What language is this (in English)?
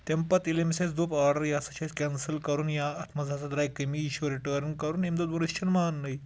Kashmiri